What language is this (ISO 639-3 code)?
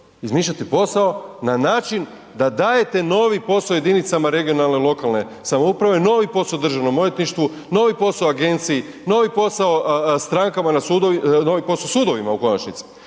hrv